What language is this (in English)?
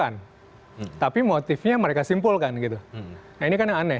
Indonesian